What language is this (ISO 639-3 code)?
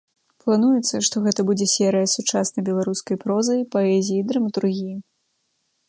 bel